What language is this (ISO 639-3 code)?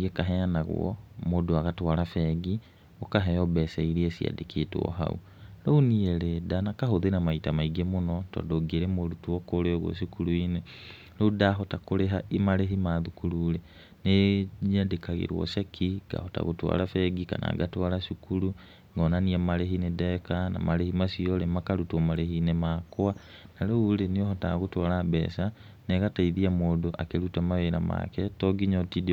kik